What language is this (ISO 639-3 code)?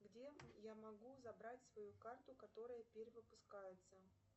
rus